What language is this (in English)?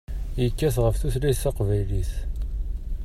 Kabyle